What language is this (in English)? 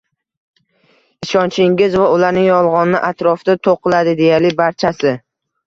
Uzbek